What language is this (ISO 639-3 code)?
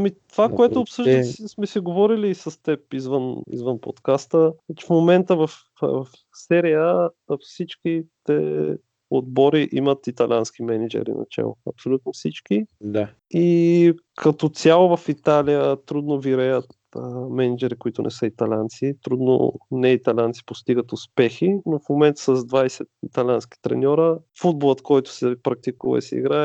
bul